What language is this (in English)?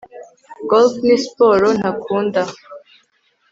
Kinyarwanda